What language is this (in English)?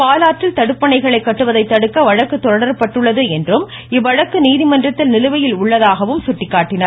Tamil